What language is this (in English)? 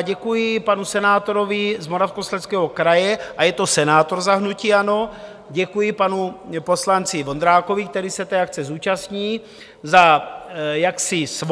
Czech